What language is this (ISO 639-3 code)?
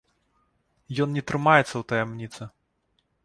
bel